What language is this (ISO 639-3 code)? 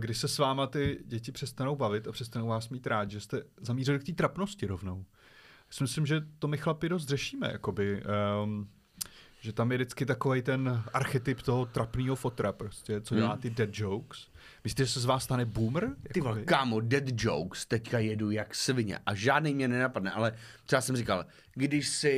ces